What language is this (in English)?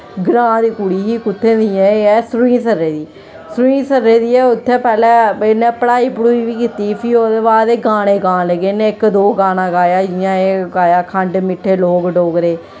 Dogri